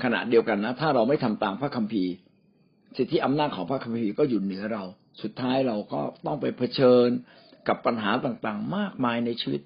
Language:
Thai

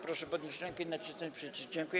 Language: Polish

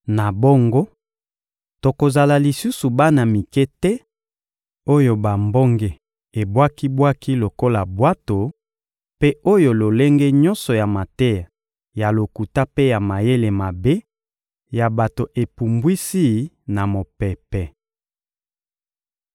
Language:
Lingala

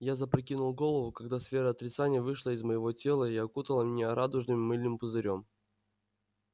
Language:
Russian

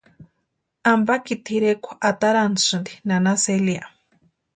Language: Western Highland Purepecha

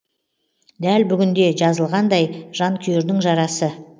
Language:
Kazakh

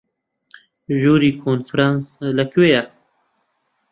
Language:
Central Kurdish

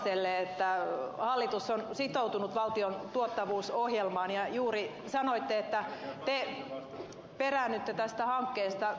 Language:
Finnish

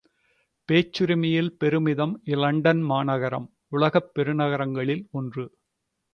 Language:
Tamil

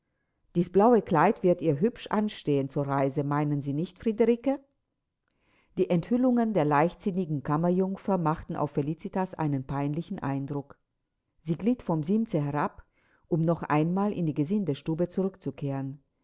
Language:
German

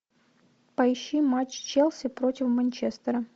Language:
Russian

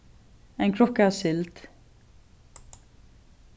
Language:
Faroese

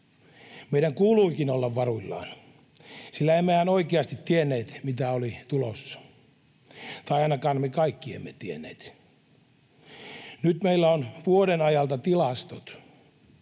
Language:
Finnish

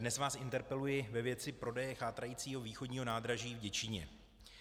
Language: Czech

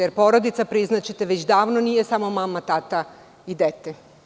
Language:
Serbian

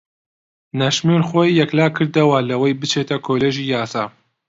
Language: Central Kurdish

